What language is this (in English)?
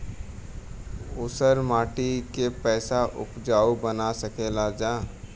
Bhojpuri